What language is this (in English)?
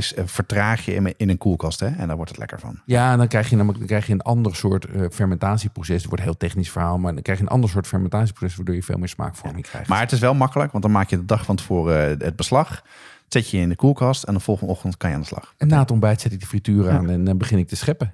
Dutch